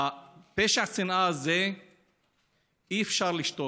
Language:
Hebrew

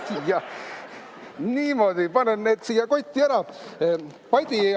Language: Estonian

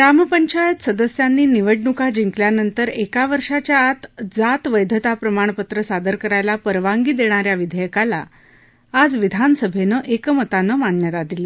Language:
Marathi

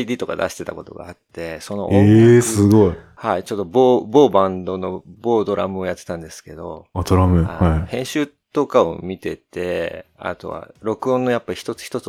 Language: Japanese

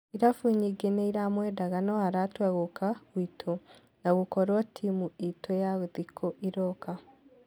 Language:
Kikuyu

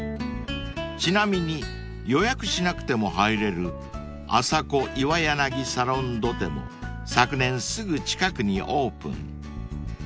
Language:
Japanese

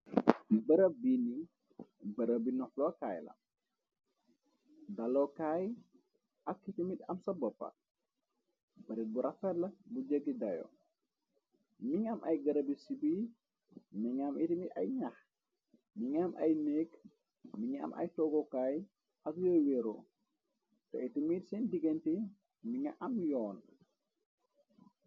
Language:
Wolof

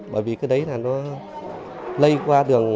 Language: Vietnamese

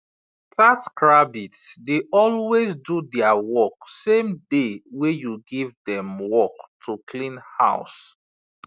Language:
Nigerian Pidgin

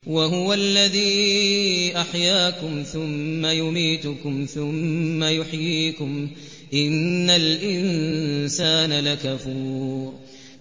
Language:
Arabic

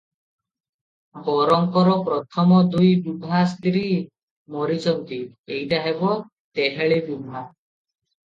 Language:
Odia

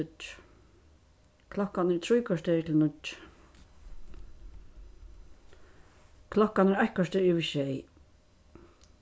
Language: Faroese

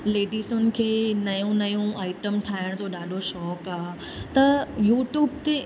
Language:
Sindhi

